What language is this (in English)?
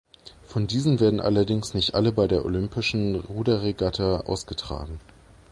German